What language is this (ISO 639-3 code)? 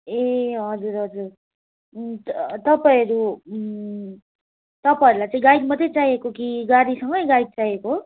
nep